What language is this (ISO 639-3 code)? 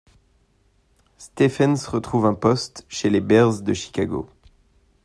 fra